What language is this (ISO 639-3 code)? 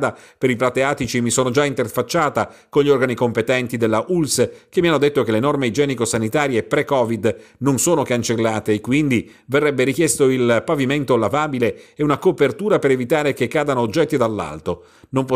ita